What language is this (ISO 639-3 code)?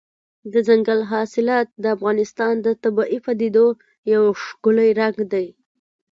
pus